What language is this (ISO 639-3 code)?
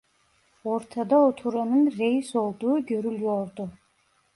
tur